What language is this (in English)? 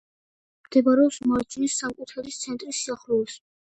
Georgian